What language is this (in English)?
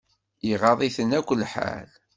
Kabyle